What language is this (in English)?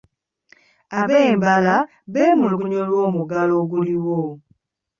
Ganda